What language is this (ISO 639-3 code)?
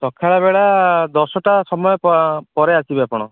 ori